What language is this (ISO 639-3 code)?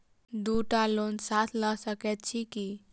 mai